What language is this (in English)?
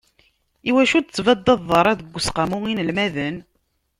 Kabyle